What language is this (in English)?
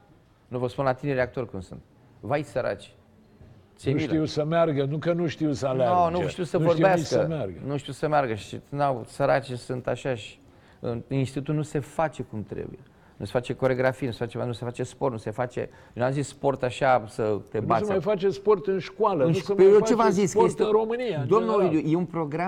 Romanian